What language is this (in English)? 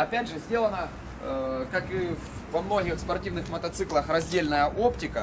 Russian